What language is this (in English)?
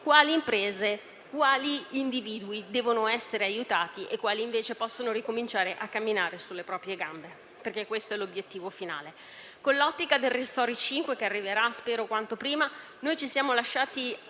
Italian